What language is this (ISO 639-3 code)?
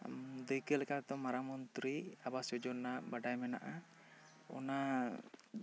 sat